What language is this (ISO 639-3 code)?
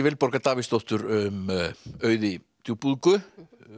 isl